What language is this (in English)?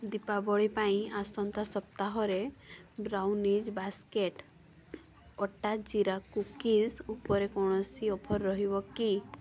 Odia